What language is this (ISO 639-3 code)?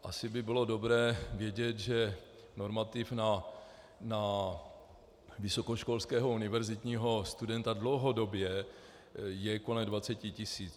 ces